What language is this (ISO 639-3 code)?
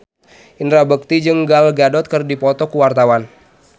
sun